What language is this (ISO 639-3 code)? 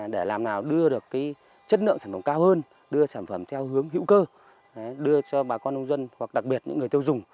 vie